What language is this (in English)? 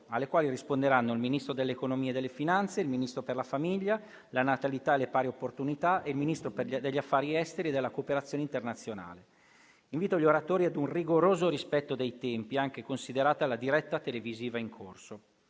Italian